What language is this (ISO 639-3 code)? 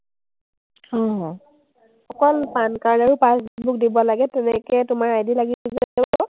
asm